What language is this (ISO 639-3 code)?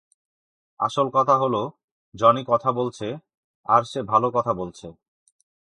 ben